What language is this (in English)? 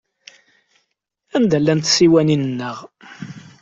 Kabyle